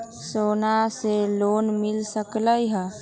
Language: Magahi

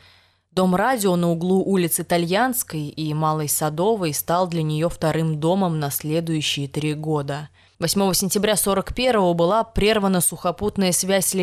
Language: Russian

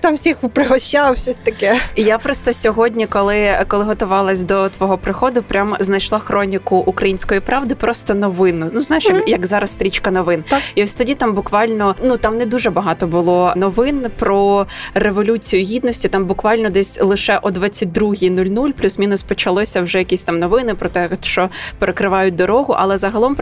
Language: Ukrainian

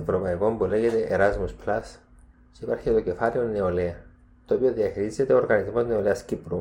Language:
Greek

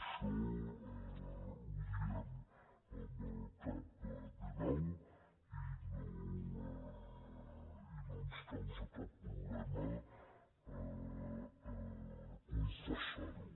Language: Catalan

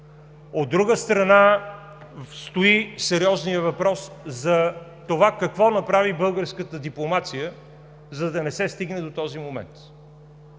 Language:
Bulgarian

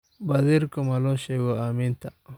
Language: Somali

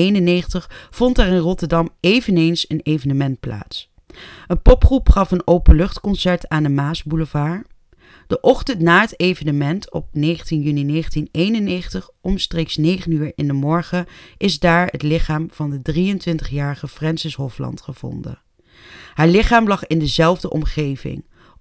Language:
Dutch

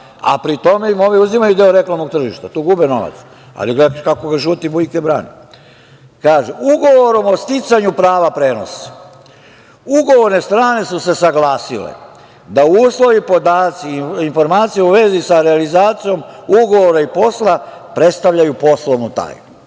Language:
Serbian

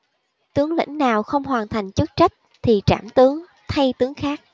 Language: Vietnamese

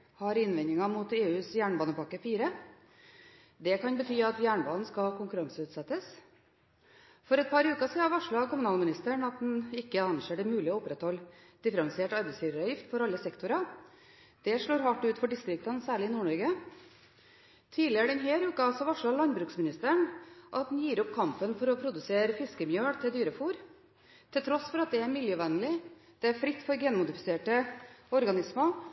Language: Norwegian Bokmål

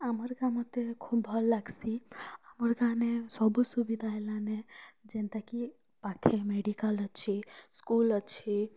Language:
Odia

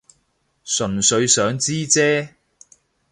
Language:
Cantonese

